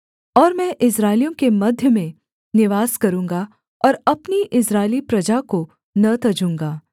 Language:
Hindi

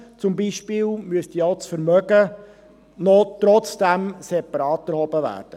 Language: Swiss German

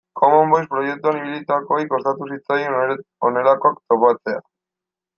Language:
Basque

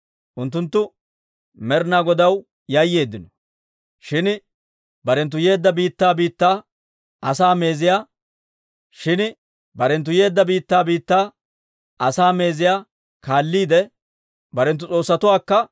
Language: Dawro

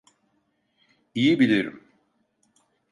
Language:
Turkish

